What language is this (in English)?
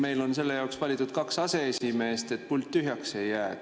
Estonian